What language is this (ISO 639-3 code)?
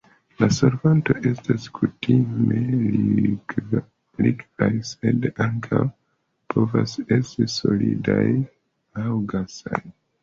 epo